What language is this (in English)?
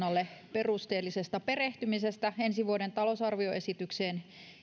Finnish